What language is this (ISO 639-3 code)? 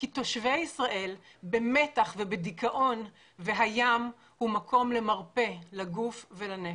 heb